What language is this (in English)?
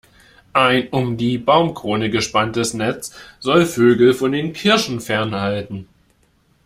German